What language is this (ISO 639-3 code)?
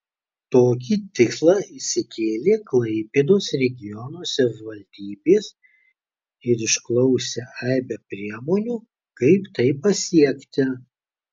lit